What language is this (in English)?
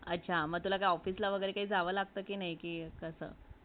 Marathi